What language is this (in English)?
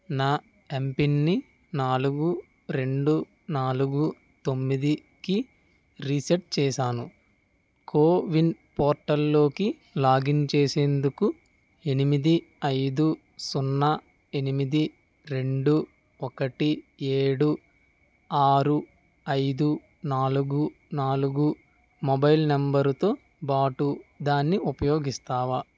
Telugu